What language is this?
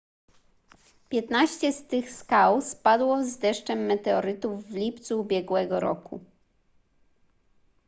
Polish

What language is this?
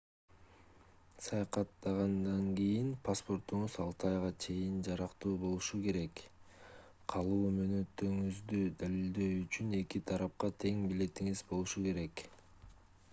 Kyrgyz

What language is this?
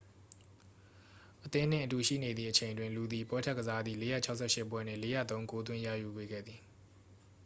Burmese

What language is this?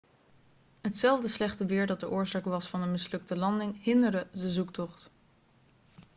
Dutch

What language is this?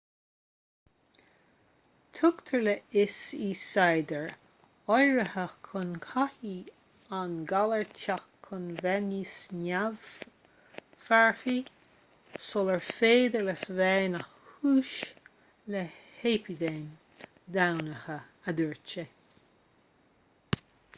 Irish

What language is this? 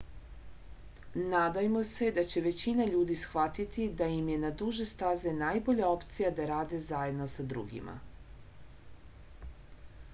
Serbian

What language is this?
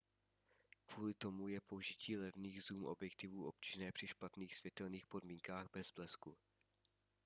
Czech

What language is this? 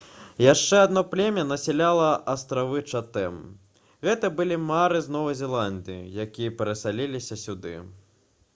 Belarusian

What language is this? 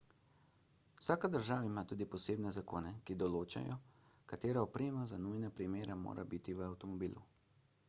Slovenian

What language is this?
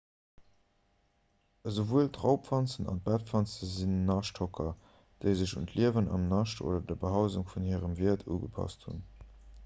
Luxembourgish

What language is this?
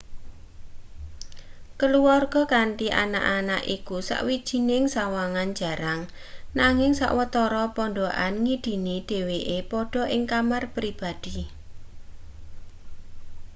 Javanese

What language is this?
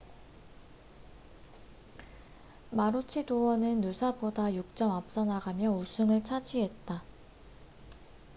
Korean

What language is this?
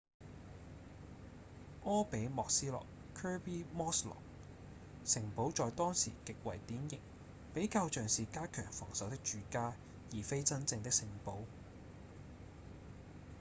Cantonese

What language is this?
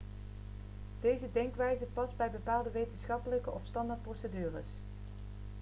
Dutch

